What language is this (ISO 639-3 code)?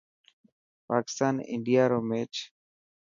mki